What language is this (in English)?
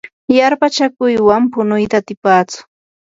Yanahuanca Pasco Quechua